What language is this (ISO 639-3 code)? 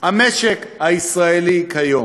heb